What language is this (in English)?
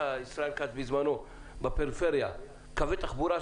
Hebrew